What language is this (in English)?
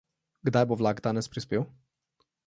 Slovenian